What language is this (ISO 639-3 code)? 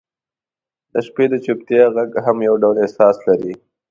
pus